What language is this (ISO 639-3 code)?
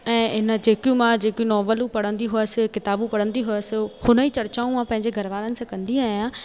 snd